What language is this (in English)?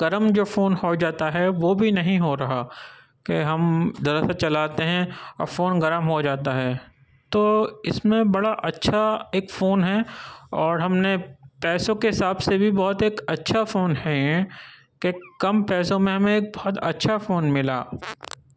Urdu